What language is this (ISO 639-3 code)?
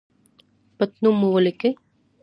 pus